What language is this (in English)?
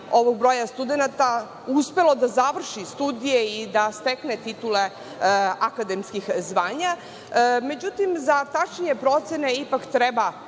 Serbian